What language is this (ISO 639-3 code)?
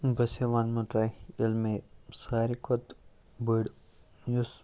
kas